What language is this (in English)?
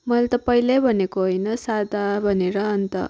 Nepali